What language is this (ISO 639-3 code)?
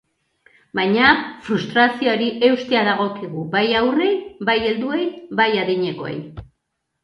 eus